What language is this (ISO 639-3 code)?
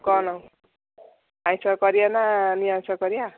ori